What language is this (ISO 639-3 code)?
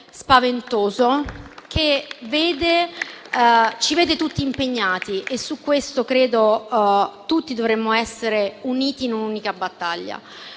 ita